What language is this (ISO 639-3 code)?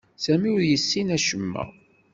kab